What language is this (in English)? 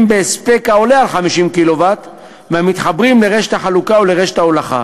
Hebrew